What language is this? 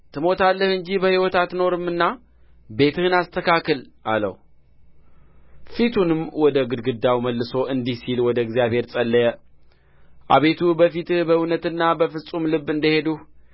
Amharic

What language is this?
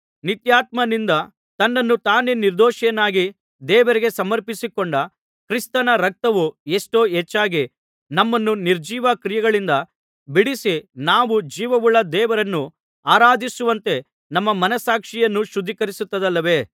Kannada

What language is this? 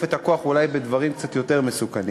Hebrew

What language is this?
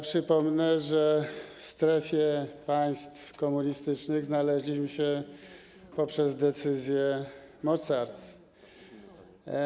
Polish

